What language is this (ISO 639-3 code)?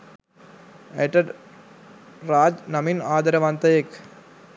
sin